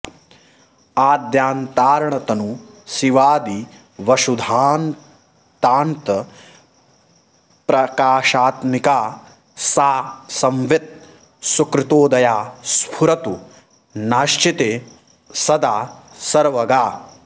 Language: Sanskrit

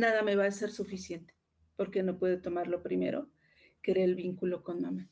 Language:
Spanish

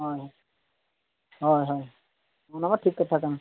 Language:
Santali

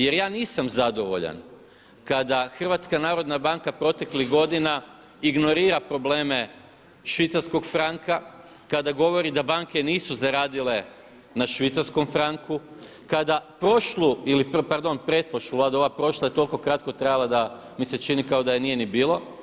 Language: Croatian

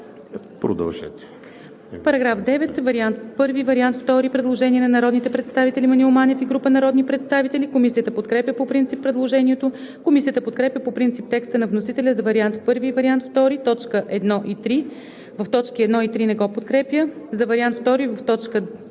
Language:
Bulgarian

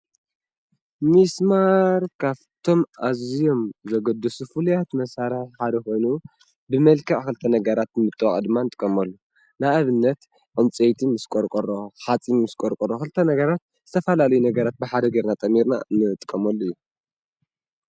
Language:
Tigrinya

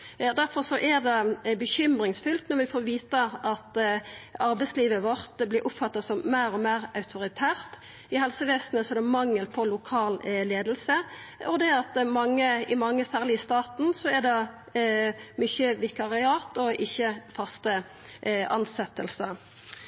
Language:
Norwegian Nynorsk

